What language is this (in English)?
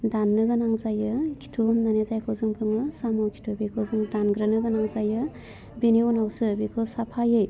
Bodo